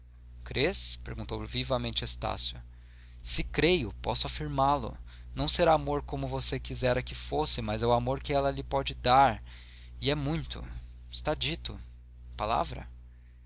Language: Portuguese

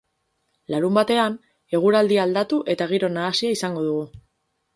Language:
Basque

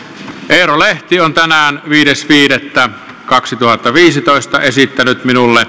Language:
Finnish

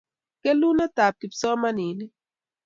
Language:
Kalenjin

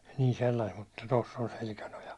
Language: Finnish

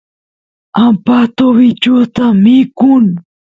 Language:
Santiago del Estero Quichua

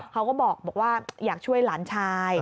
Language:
Thai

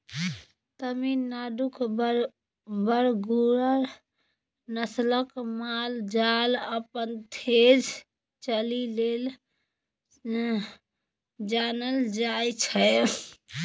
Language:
Maithili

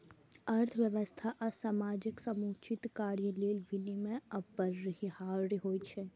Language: Maithili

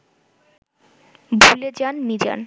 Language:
Bangla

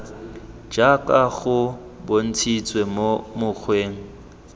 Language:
Tswana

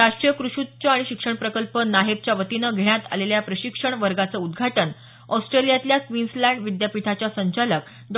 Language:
Marathi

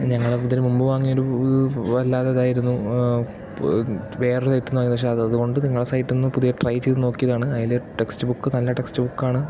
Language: Malayalam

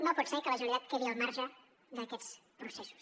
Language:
Catalan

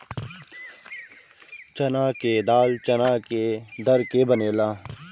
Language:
Bhojpuri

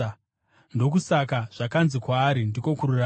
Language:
Shona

